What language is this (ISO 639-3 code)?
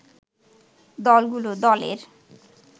ben